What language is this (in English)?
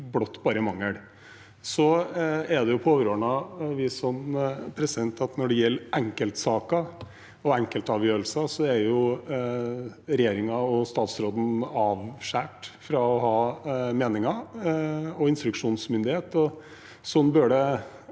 Norwegian